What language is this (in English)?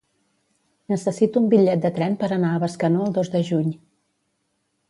Catalan